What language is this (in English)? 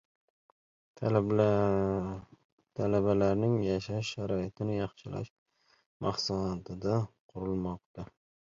Uzbek